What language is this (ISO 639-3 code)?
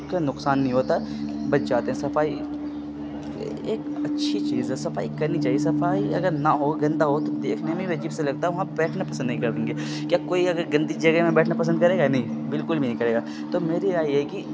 urd